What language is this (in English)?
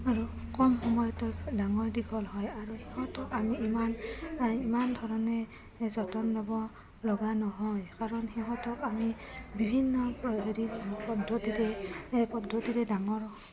Assamese